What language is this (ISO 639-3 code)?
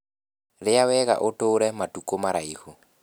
kik